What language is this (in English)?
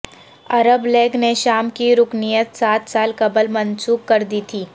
Urdu